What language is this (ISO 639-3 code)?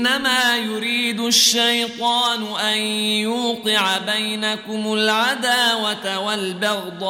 ara